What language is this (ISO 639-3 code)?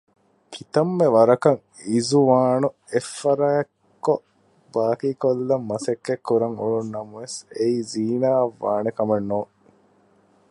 div